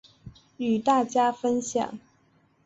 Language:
Chinese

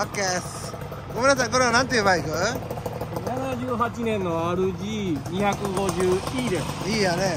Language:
Japanese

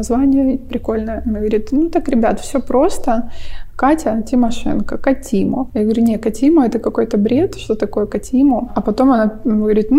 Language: Russian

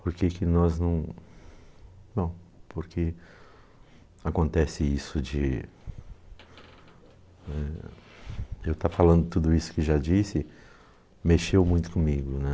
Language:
Portuguese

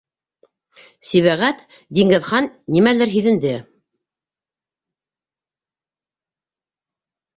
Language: Bashkir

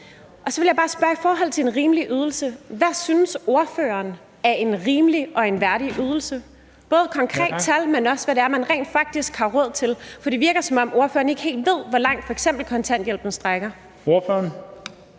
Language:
Danish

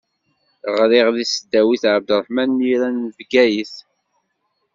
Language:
Kabyle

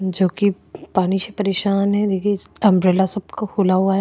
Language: Hindi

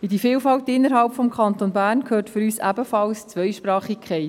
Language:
Swiss German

